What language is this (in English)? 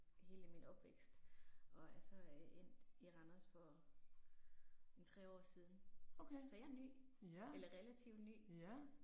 Danish